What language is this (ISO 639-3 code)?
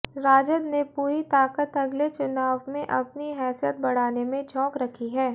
hin